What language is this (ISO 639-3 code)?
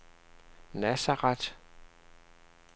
dan